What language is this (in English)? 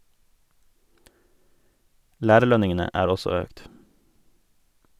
Norwegian